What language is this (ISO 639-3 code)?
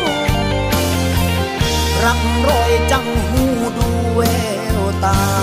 tha